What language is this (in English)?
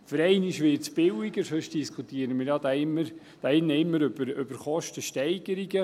Swiss German